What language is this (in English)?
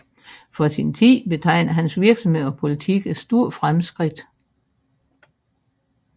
Danish